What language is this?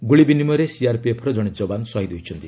Odia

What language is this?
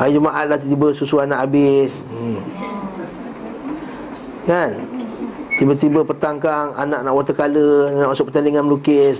Malay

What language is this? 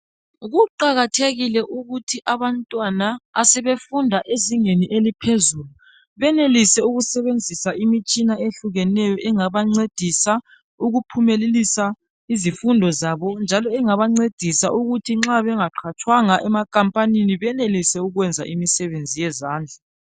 North Ndebele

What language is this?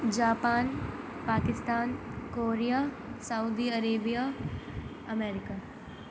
Urdu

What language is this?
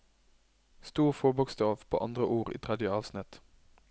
Norwegian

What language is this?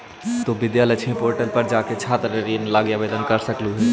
Magahi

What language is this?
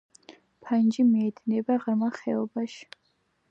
Georgian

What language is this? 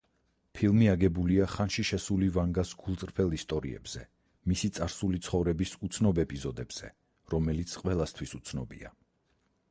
Georgian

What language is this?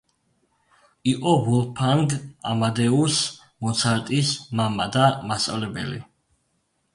Georgian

